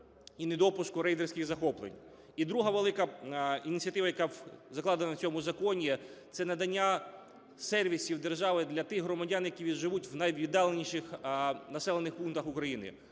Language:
Ukrainian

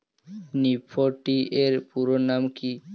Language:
Bangla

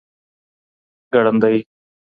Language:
Pashto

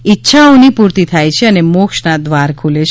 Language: Gujarati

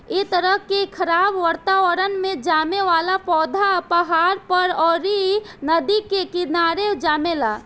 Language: Bhojpuri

